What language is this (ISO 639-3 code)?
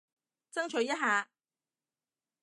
yue